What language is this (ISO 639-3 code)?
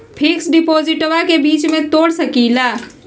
mag